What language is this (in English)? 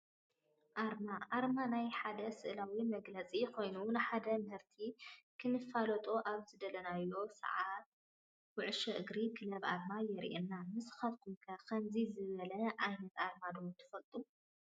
Tigrinya